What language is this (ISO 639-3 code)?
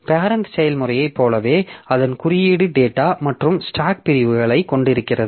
tam